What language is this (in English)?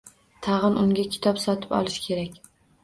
Uzbek